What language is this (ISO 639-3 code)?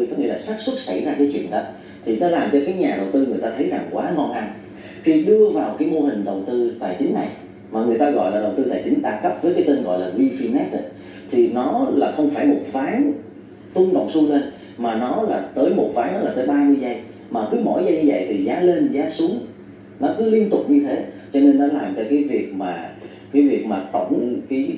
vie